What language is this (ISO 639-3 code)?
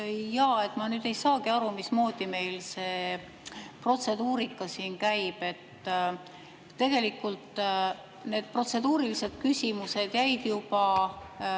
est